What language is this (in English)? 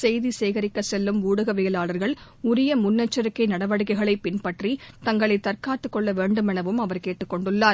Tamil